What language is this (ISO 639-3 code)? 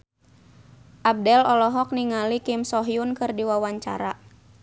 sun